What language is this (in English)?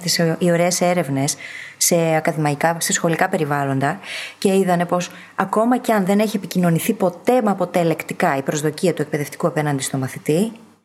Greek